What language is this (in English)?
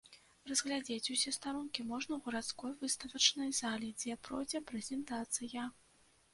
Belarusian